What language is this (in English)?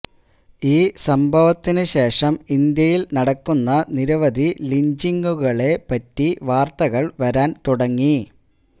Malayalam